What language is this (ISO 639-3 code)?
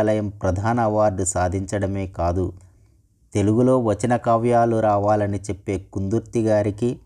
tel